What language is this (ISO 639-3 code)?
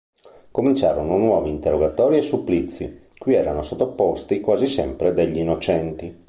ita